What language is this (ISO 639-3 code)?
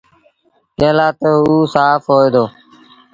sbn